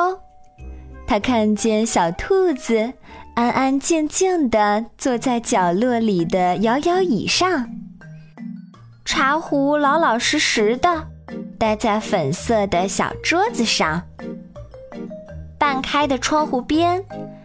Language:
Chinese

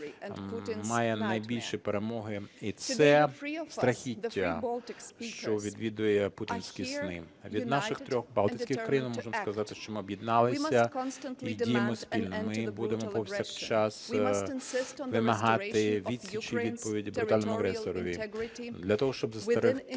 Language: Ukrainian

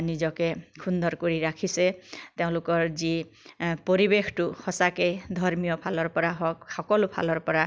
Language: Assamese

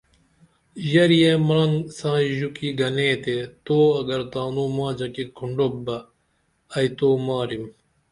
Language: Dameli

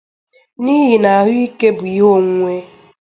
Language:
Igbo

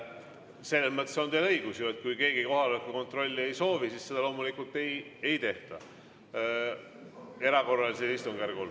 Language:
Estonian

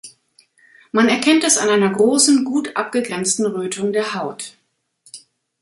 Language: German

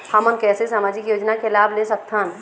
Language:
Chhattisgarhi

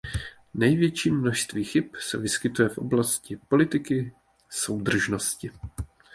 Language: Czech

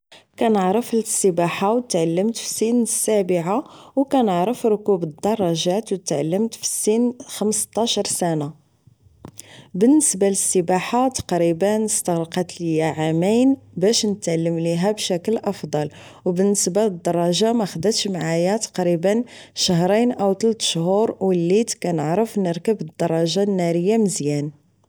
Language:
Moroccan Arabic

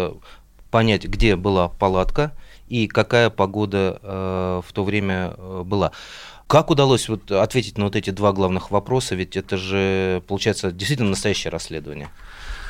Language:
Russian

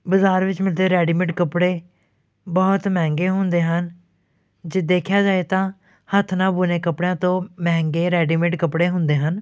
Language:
Punjabi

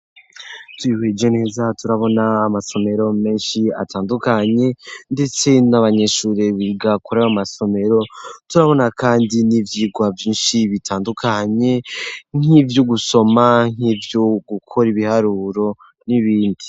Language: Rundi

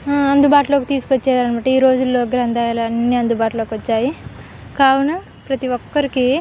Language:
Telugu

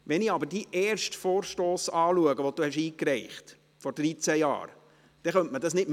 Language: Swiss German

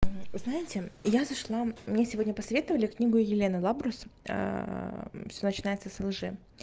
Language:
Russian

